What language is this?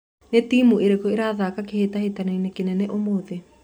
Kikuyu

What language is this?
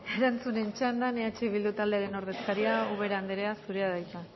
Basque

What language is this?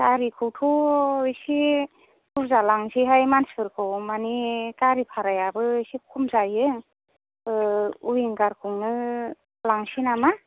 Bodo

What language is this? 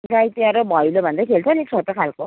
Nepali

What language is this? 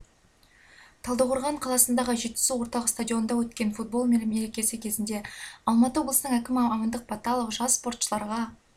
Kazakh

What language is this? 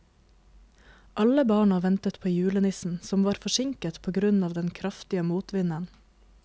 Norwegian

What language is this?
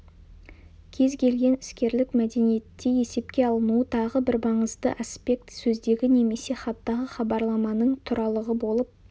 Kazakh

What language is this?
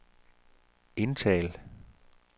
Danish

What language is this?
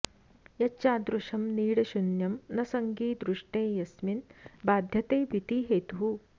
Sanskrit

